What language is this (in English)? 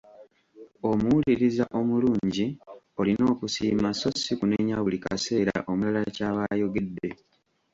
Ganda